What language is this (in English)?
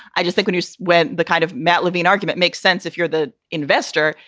English